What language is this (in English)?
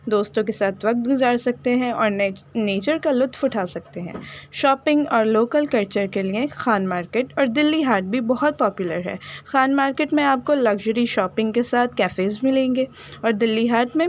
Urdu